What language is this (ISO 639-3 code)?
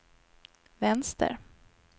swe